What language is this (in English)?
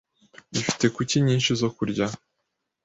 Kinyarwanda